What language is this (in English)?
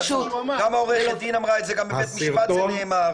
Hebrew